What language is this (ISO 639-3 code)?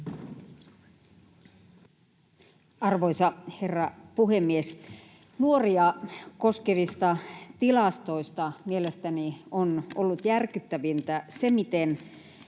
fin